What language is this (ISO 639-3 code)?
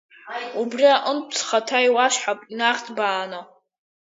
abk